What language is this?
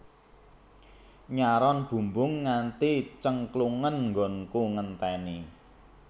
Javanese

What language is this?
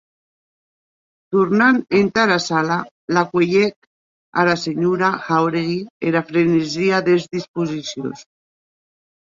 Occitan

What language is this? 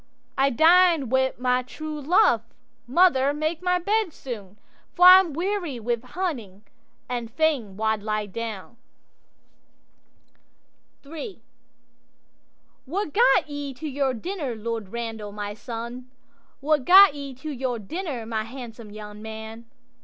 English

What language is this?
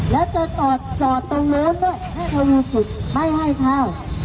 Thai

